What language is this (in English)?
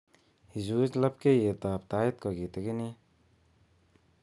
Kalenjin